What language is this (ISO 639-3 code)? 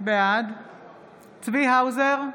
heb